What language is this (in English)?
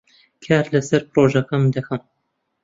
Central Kurdish